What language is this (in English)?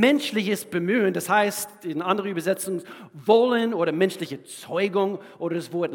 German